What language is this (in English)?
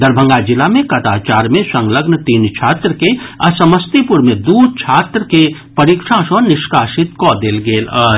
Maithili